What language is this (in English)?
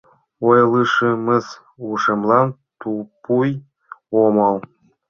Mari